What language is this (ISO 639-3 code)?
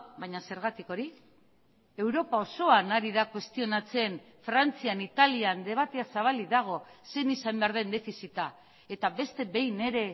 eus